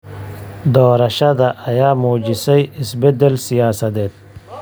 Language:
Somali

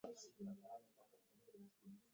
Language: Swahili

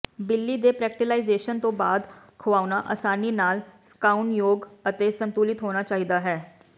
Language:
Punjabi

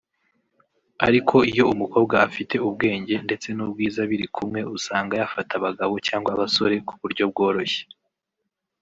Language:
Kinyarwanda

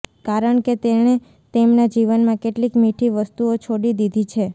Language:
Gujarati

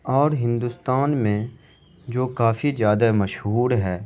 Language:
Urdu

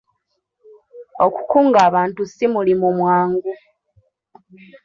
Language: Ganda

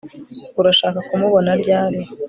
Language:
Kinyarwanda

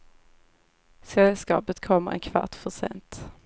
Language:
Swedish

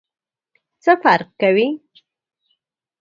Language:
Pashto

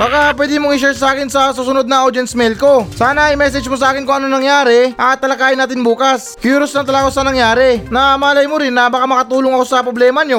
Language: Filipino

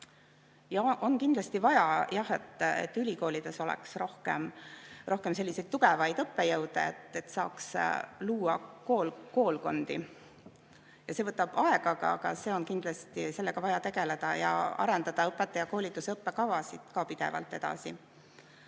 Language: Estonian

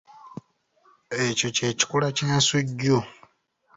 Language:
Ganda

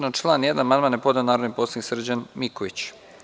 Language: Serbian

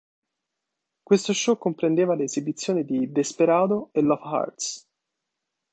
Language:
Italian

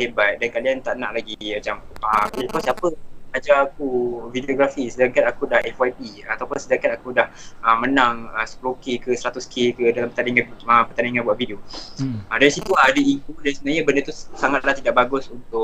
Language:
Malay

